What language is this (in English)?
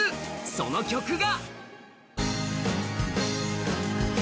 Japanese